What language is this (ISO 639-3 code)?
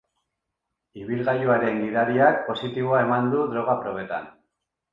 eus